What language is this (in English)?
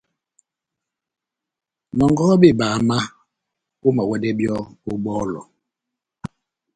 Batanga